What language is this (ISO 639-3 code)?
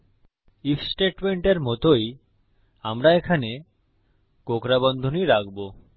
ben